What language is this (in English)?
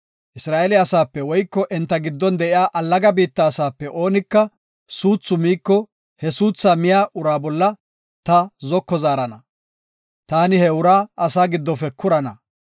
Gofa